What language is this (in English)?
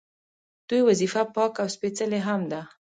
Pashto